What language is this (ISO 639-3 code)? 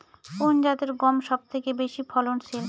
ben